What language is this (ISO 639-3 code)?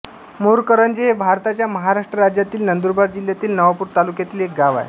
mar